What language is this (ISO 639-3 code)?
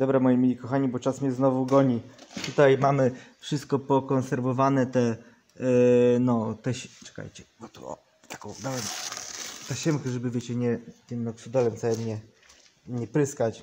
pol